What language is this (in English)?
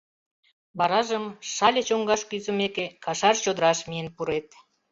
Mari